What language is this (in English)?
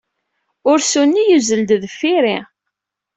Kabyle